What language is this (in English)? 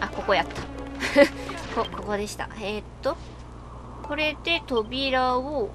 Japanese